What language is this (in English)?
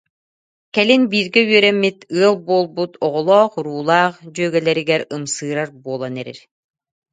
Yakut